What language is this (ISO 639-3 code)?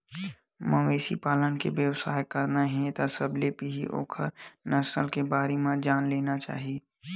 hne